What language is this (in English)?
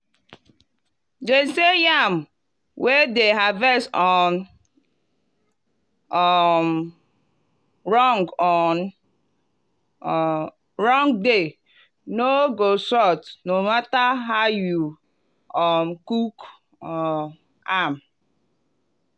Nigerian Pidgin